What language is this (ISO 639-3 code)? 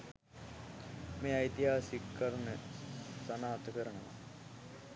sin